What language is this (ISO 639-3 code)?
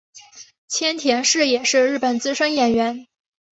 zho